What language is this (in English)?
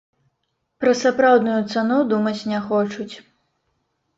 Belarusian